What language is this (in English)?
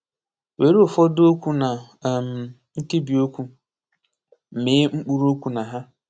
Igbo